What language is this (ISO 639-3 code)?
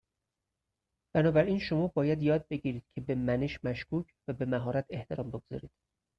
fas